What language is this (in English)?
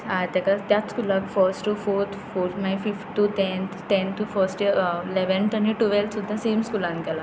Konkani